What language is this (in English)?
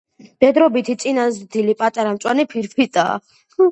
Georgian